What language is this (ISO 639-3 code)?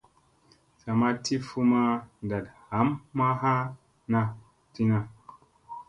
mse